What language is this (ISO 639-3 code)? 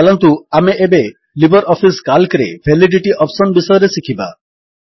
ori